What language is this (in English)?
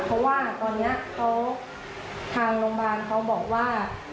Thai